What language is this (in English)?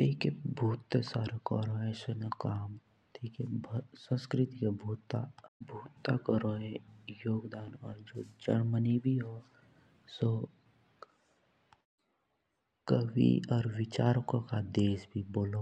Jaunsari